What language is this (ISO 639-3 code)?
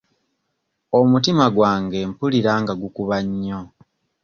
lug